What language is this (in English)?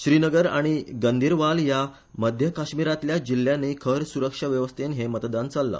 Konkani